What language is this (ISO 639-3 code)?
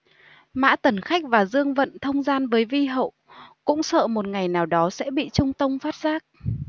vie